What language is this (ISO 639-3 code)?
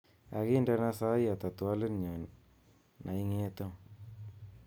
kln